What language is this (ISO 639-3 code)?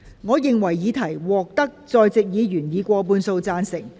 yue